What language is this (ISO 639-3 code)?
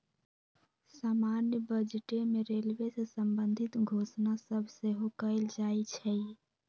mag